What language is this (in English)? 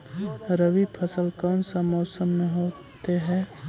Magahi